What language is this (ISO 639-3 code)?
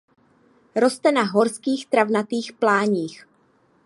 ces